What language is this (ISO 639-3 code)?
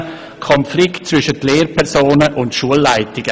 gsw